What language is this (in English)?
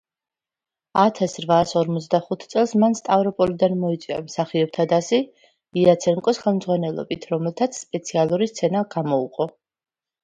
Georgian